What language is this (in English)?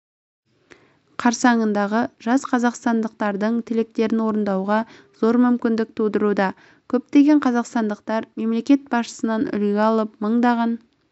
Kazakh